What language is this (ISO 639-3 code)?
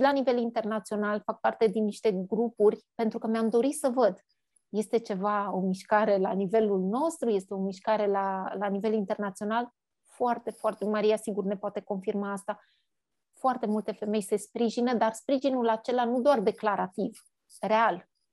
ron